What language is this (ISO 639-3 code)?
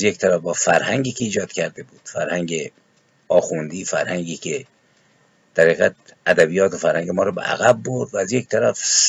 fas